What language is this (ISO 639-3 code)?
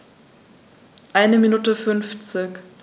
deu